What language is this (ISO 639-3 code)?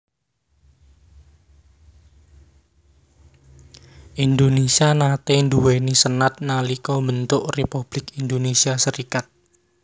jav